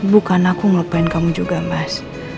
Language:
Indonesian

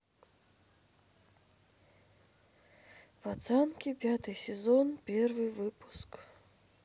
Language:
Russian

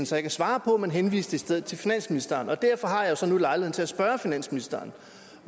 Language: Danish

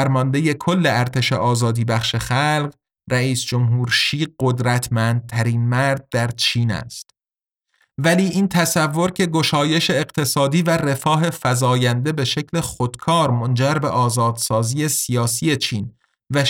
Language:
Persian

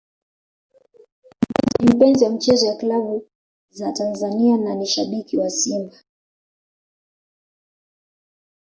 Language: Swahili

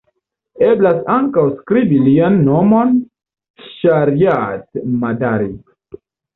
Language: Esperanto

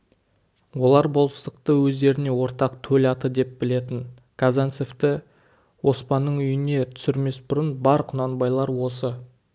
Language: Kazakh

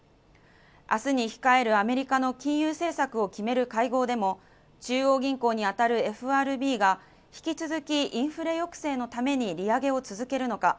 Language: Japanese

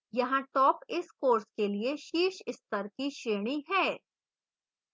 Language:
Hindi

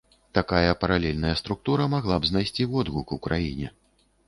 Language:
Belarusian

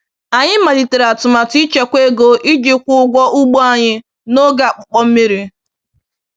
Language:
Igbo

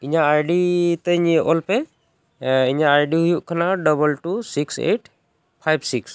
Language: Santali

